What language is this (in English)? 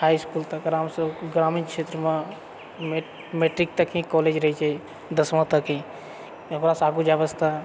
Maithili